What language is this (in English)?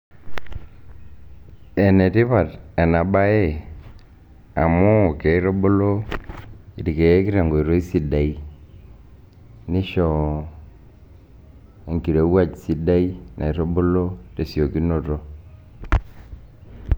Masai